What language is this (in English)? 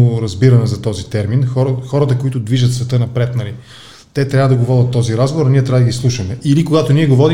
Bulgarian